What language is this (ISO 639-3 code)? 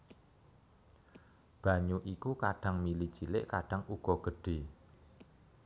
jav